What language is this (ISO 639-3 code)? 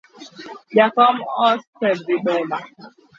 luo